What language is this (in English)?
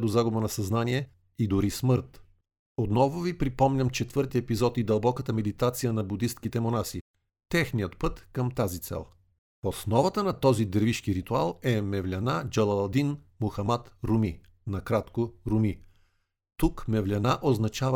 Bulgarian